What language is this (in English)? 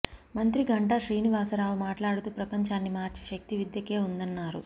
Telugu